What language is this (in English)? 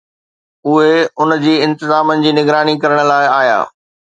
Sindhi